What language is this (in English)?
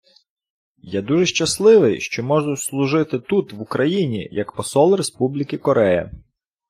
Ukrainian